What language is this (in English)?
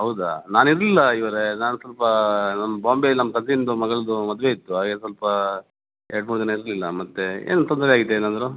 Kannada